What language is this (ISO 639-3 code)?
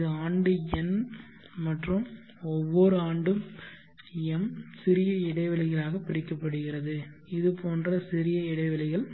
tam